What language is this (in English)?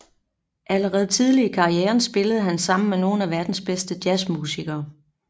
Danish